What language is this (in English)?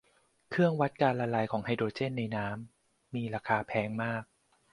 Thai